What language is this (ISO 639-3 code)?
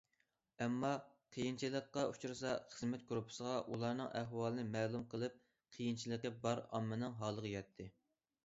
uig